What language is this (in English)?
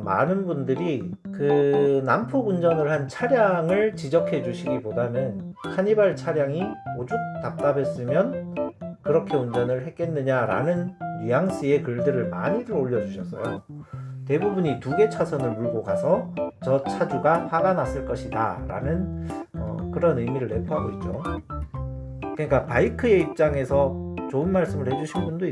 Korean